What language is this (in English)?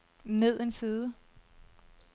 Danish